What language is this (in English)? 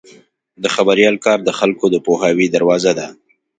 Pashto